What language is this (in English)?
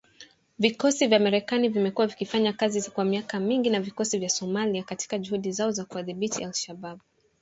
Swahili